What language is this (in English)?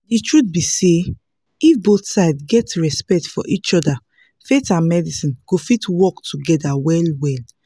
Nigerian Pidgin